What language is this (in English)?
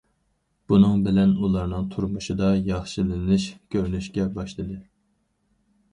Uyghur